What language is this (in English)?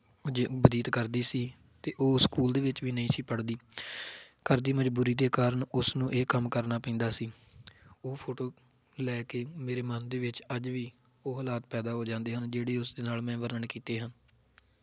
Punjabi